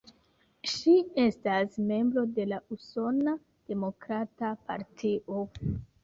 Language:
Esperanto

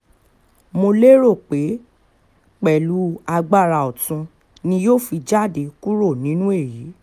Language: Yoruba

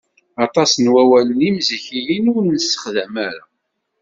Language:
Kabyle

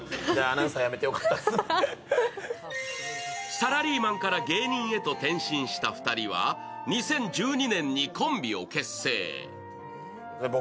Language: Japanese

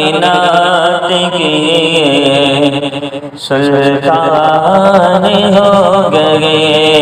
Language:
Arabic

